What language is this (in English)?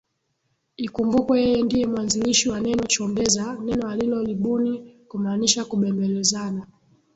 Swahili